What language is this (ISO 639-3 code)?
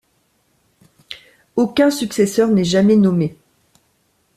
fra